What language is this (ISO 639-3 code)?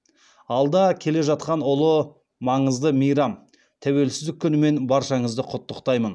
kaz